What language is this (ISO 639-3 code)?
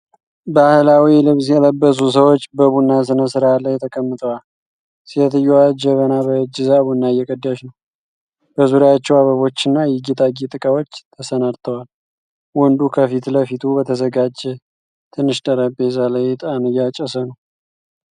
amh